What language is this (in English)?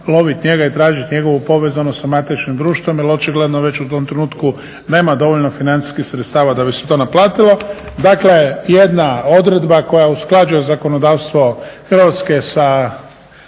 Croatian